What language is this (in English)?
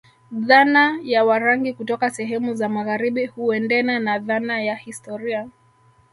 Swahili